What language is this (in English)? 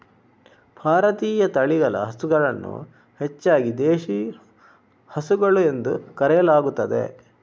Kannada